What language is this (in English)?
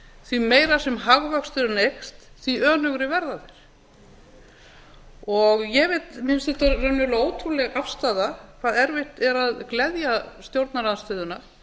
Icelandic